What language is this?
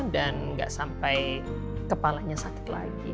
Indonesian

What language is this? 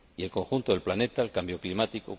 Spanish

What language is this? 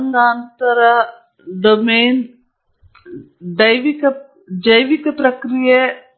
Kannada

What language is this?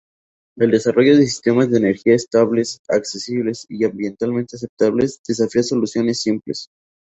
Spanish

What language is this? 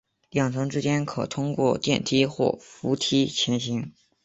Chinese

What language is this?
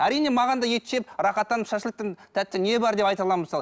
Kazakh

